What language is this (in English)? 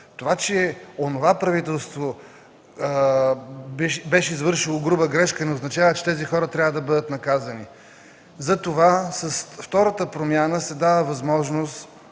Bulgarian